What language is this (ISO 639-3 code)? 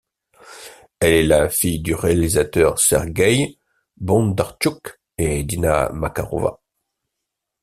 fra